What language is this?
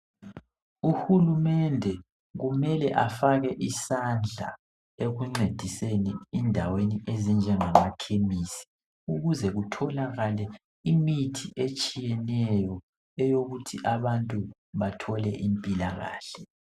North Ndebele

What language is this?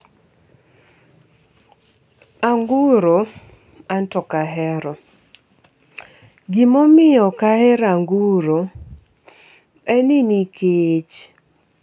Luo (Kenya and Tanzania)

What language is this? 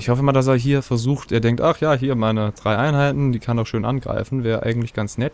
German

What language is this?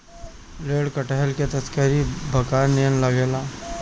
Bhojpuri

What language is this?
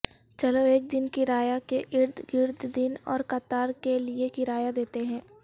Urdu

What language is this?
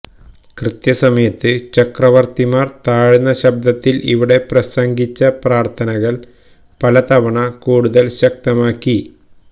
Malayalam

